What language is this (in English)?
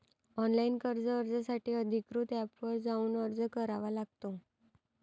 Marathi